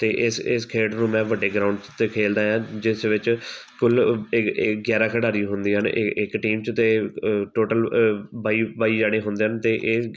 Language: Punjabi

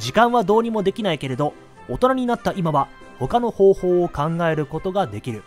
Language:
Japanese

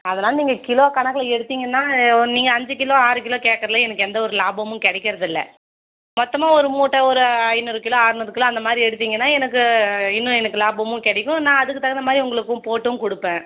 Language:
Tamil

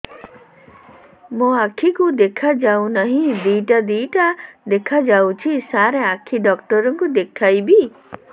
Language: Odia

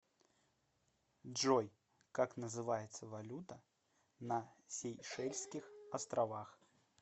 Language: Russian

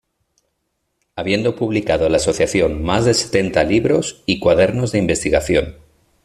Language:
Spanish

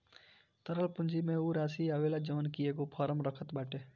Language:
Bhojpuri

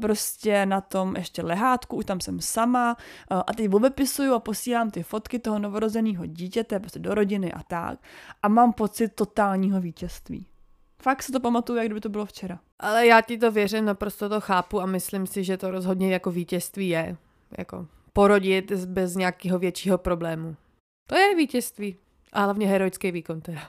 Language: Czech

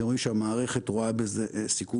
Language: Hebrew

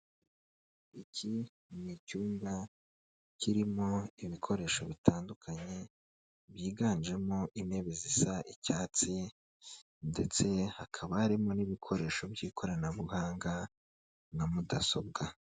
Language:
Kinyarwanda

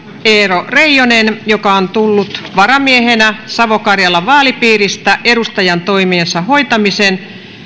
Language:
Finnish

